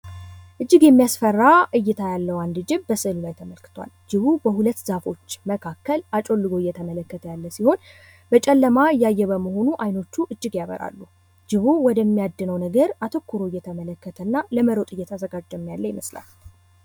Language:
Amharic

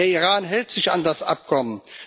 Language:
German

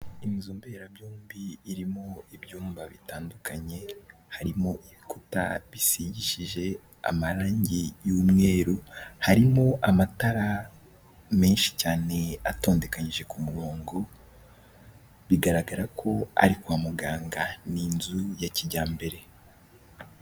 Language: Kinyarwanda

